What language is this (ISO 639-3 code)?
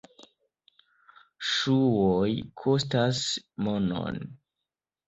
epo